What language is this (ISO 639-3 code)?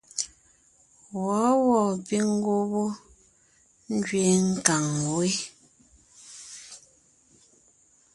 nnh